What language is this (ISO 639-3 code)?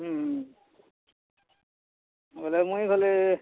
ori